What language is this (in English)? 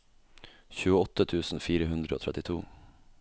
Norwegian